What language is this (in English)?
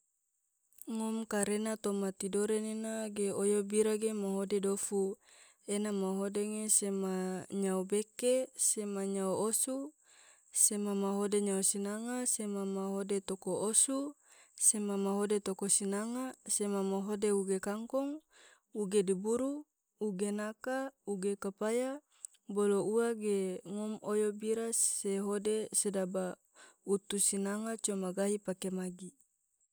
Tidore